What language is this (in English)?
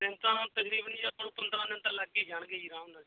Punjabi